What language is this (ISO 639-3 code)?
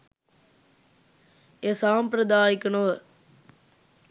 sin